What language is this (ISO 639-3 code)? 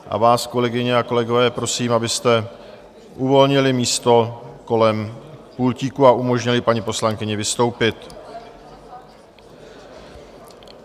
ces